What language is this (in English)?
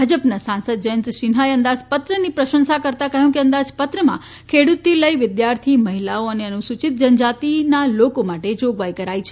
Gujarati